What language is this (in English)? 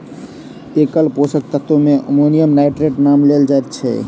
Maithili